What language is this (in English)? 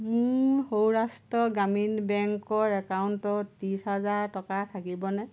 Assamese